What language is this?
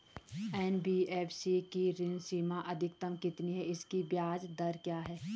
Hindi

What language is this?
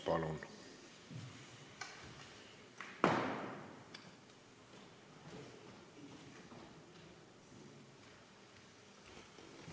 Estonian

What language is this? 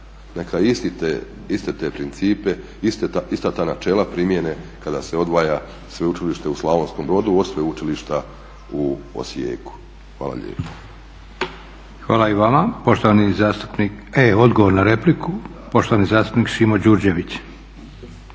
Croatian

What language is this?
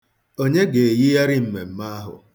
Igbo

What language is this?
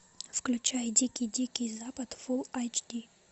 Russian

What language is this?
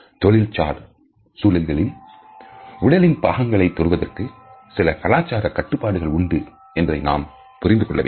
Tamil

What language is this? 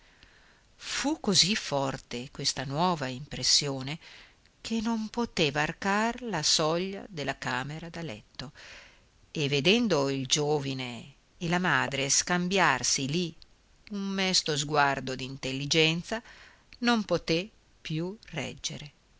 Italian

